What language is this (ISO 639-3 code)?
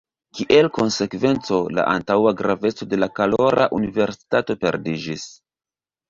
epo